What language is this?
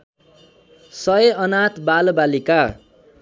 Nepali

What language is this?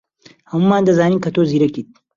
Central Kurdish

